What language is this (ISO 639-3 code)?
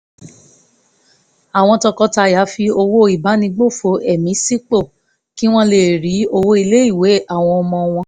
yor